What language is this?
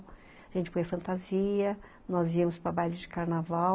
Portuguese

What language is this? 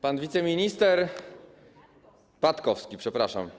Polish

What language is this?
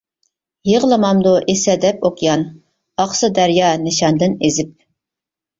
Uyghur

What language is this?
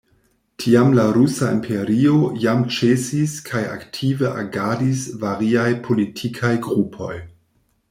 Esperanto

